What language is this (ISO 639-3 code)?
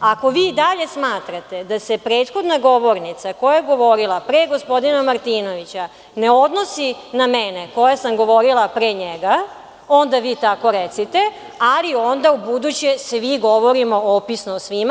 srp